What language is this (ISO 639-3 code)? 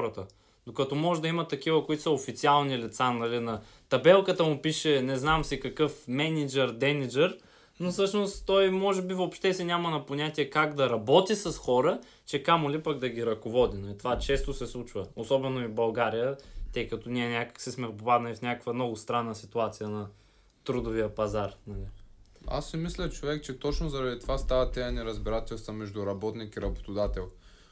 bul